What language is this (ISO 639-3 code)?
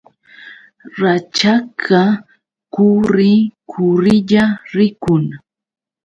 qux